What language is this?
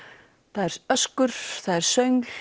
Icelandic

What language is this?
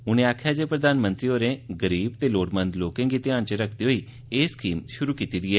Dogri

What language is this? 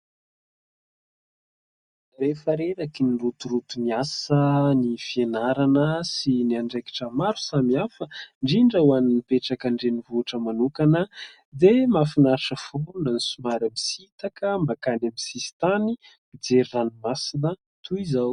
Malagasy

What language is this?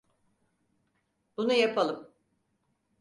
Turkish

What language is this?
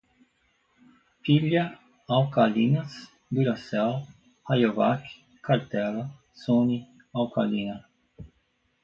Portuguese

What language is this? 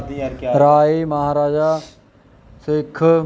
Punjabi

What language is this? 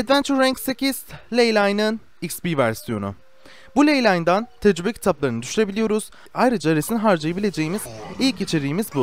Turkish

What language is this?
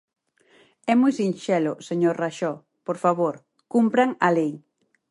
Galician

